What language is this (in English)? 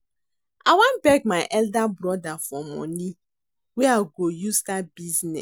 Nigerian Pidgin